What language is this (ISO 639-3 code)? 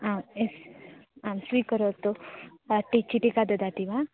san